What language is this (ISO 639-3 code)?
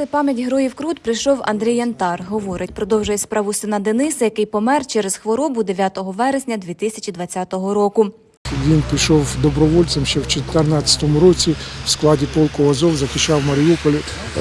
ukr